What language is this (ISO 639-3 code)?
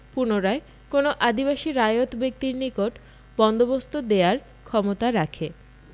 ben